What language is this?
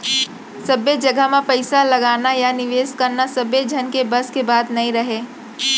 Chhattisgarhi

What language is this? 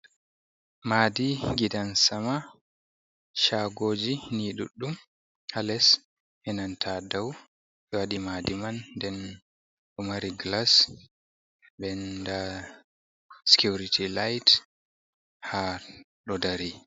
Fula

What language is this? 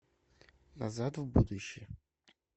Russian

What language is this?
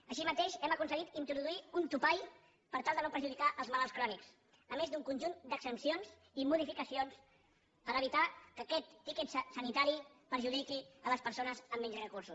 Catalan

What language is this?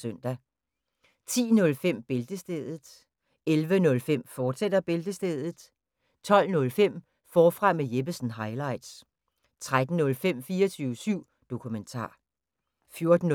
Danish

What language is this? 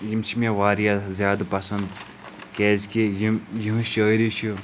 Kashmiri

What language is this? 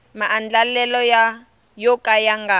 Tsonga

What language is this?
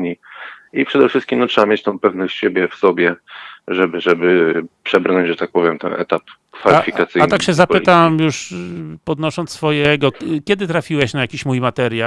Polish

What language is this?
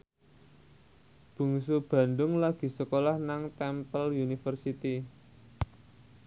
Javanese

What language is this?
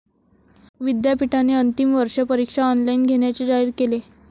Marathi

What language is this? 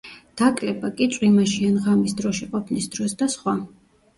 Georgian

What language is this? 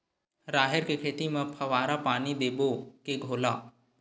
Chhattisgarhi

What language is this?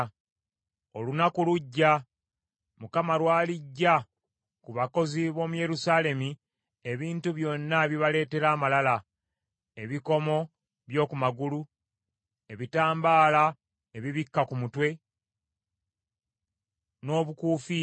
Ganda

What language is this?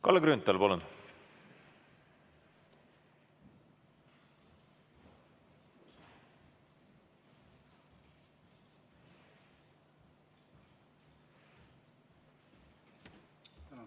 Estonian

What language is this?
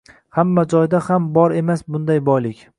Uzbek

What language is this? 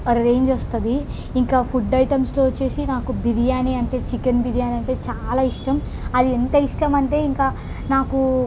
Telugu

